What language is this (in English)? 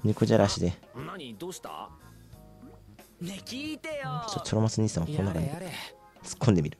Japanese